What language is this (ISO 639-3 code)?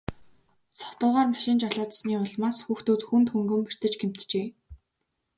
mon